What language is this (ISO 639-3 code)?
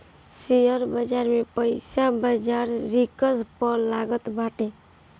bho